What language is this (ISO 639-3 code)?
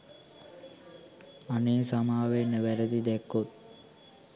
sin